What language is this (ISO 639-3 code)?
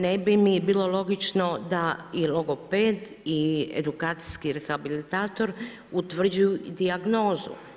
hrv